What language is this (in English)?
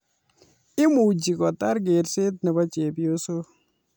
Kalenjin